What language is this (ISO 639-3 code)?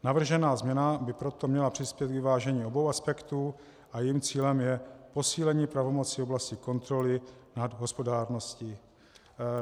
ces